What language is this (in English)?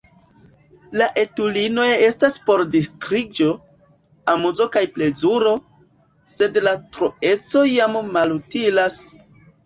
Esperanto